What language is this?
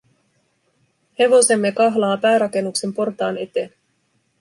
Finnish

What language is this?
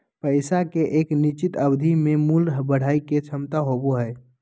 Magahi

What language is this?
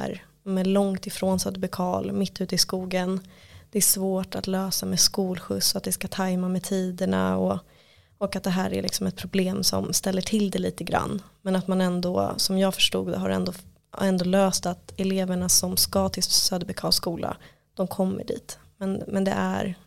Swedish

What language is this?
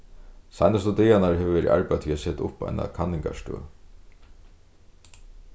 Faroese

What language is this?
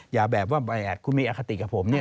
Thai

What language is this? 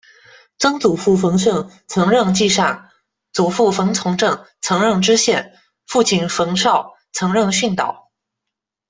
Chinese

